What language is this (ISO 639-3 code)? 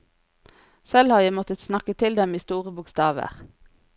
nor